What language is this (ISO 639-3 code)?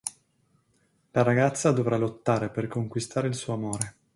ita